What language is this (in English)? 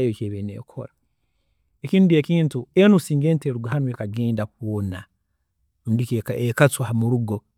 Tooro